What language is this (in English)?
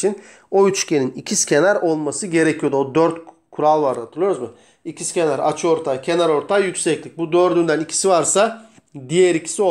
Turkish